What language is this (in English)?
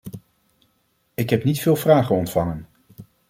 Dutch